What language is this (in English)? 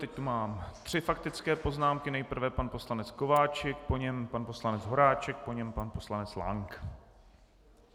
Czech